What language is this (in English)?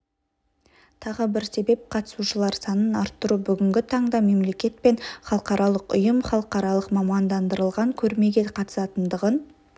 Kazakh